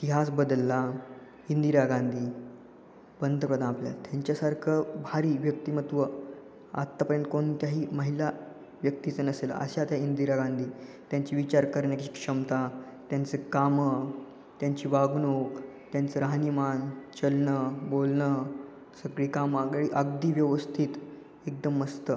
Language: Marathi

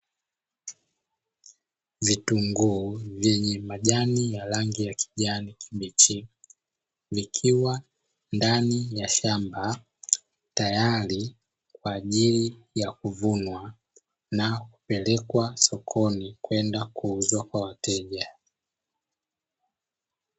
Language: Swahili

